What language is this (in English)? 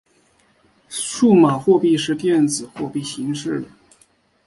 Chinese